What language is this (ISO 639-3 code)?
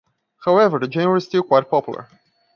eng